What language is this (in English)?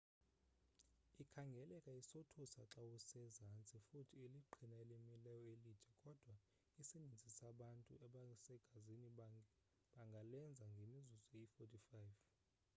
Xhosa